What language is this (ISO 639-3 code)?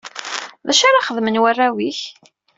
kab